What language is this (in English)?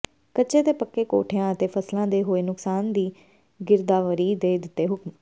Punjabi